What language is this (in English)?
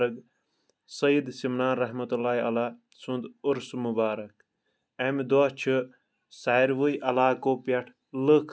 Kashmiri